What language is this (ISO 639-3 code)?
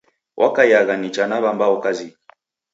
dav